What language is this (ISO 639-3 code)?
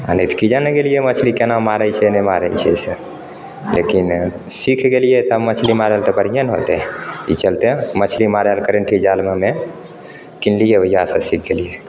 mai